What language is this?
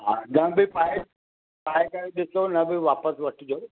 Sindhi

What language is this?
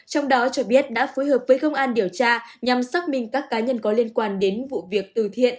Vietnamese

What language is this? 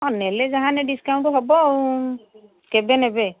Odia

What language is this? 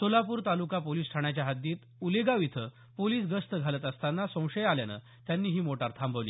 Marathi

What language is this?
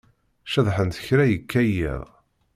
Kabyle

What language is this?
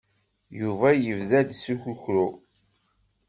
Kabyle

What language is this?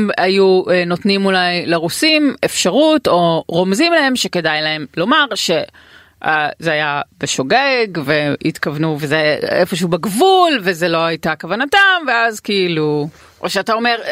Hebrew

